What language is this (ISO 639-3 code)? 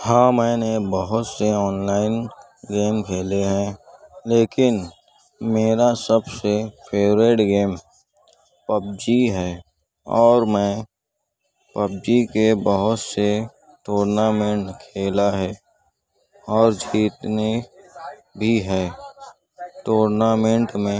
urd